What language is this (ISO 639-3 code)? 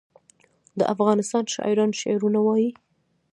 pus